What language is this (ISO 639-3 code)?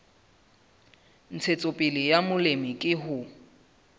sot